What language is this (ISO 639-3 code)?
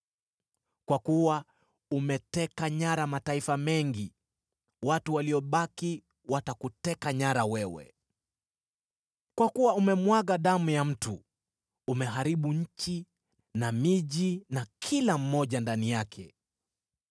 swa